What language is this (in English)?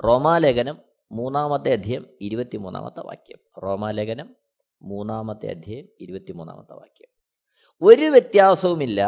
Malayalam